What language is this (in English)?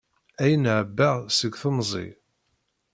Kabyle